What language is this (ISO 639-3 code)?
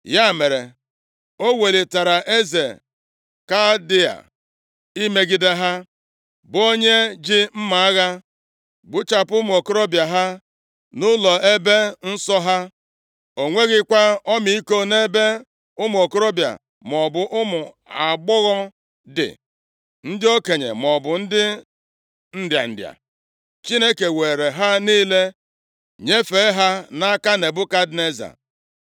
ibo